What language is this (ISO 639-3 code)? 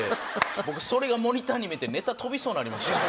jpn